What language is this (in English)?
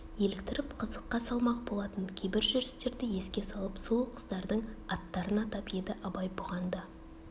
Kazakh